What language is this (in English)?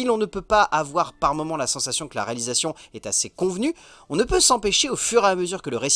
French